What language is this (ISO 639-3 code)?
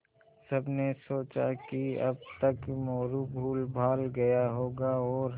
hin